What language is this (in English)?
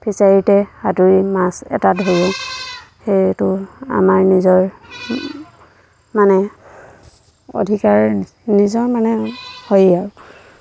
Assamese